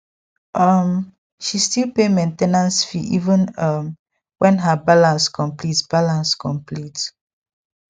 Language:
Nigerian Pidgin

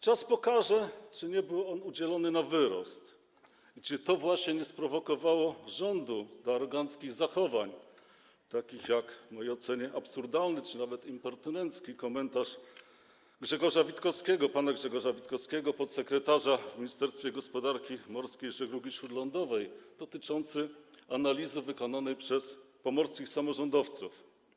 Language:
Polish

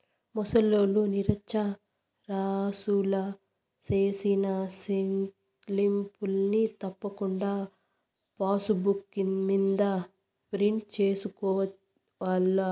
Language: Telugu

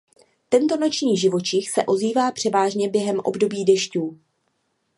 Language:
Czech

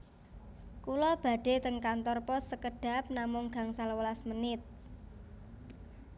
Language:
Javanese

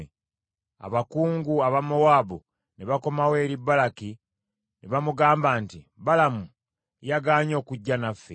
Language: Ganda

